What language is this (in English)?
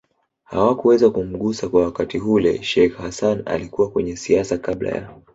Swahili